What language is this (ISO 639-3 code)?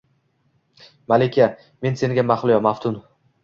uzb